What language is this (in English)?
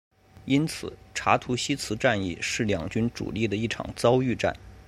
Chinese